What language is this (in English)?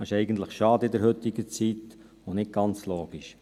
Swiss German